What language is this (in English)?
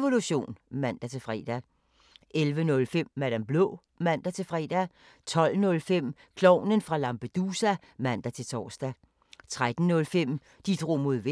Danish